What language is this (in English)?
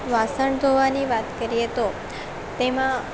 Gujarati